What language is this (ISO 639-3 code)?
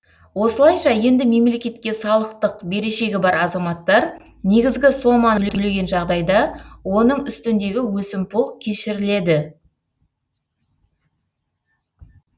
kaz